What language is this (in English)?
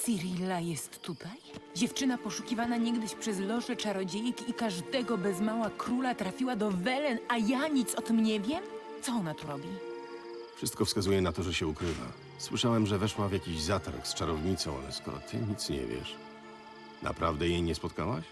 Polish